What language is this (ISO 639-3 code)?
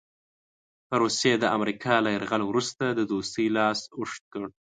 pus